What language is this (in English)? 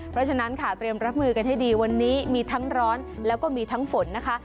Thai